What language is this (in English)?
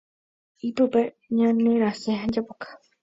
Guarani